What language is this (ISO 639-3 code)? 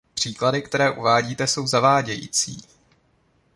ces